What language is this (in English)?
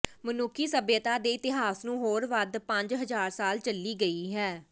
Punjabi